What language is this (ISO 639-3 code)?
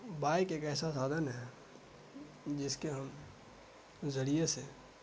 urd